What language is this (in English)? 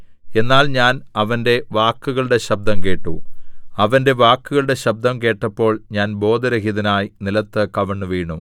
Malayalam